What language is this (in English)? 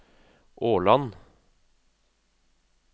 Norwegian